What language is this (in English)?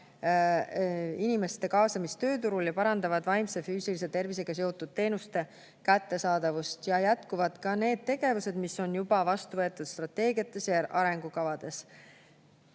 Estonian